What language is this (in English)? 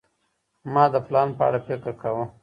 Pashto